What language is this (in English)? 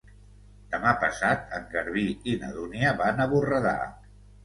Catalan